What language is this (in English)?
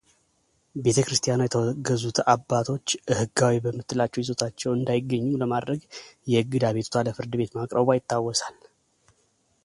Amharic